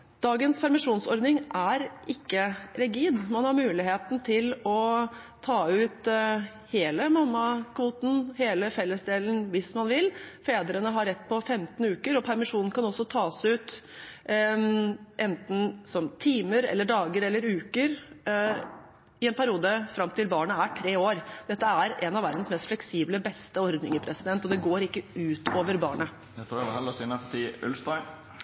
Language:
Norwegian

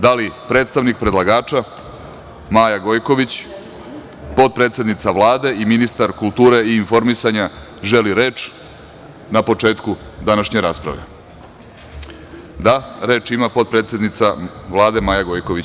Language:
Serbian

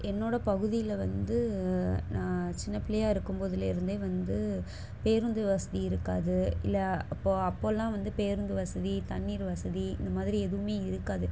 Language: Tamil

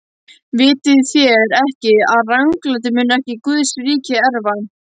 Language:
Icelandic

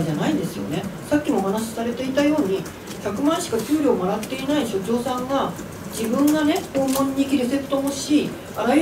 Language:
Japanese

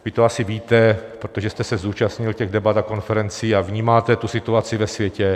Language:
Czech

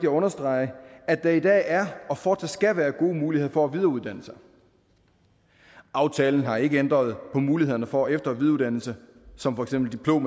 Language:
Danish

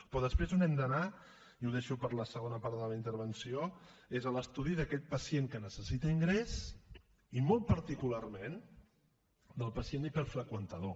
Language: Catalan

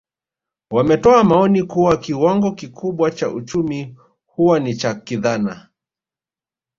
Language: Swahili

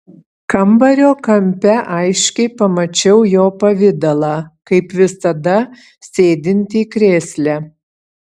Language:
Lithuanian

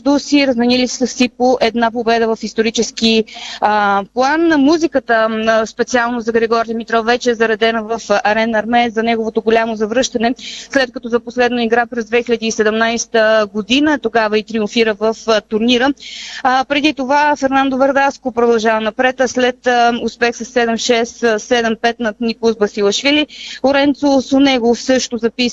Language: Bulgarian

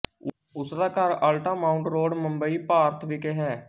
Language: Punjabi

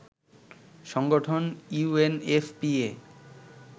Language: Bangla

